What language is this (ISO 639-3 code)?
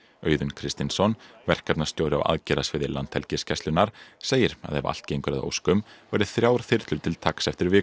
isl